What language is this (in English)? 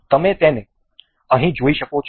Gujarati